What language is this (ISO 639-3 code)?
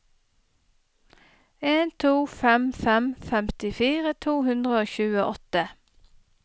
nor